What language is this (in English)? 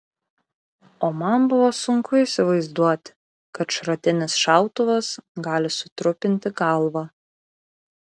Lithuanian